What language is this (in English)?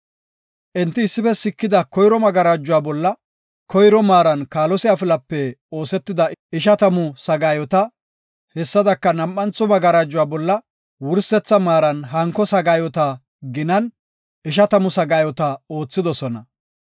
Gofa